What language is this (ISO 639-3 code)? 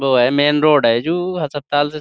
urd